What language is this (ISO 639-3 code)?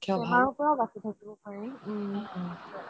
asm